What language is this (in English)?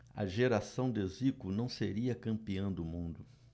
Portuguese